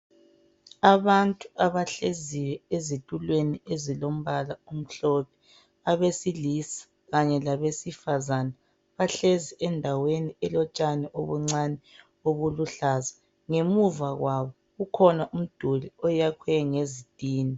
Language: North Ndebele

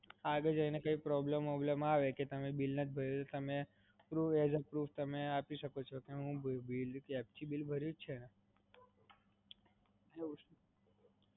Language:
Gujarati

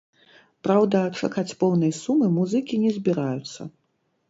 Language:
Belarusian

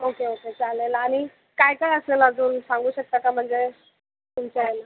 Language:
Marathi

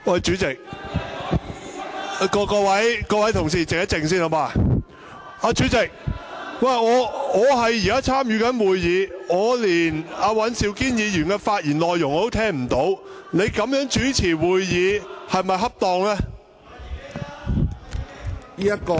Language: Cantonese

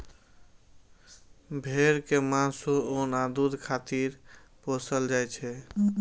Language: Maithili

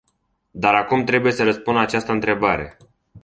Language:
Romanian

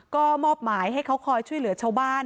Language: Thai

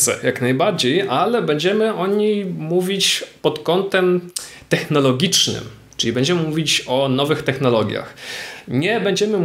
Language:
Polish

